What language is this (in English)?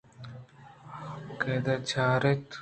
Eastern Balochi